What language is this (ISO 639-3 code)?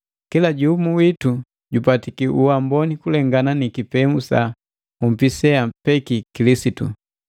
mgv